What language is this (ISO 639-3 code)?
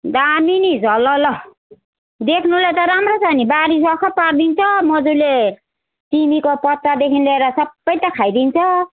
nep